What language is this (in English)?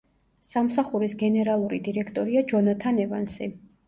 Georgian